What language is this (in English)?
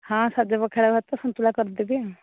Odia